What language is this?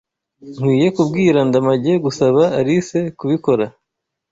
Kinyarwanda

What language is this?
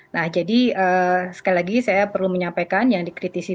Indonesian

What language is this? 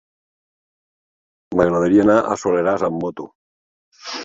Catalan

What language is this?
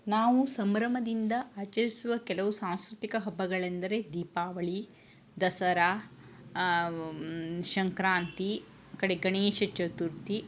Kannada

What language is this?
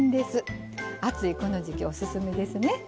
Japanese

